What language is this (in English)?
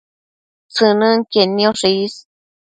Matsés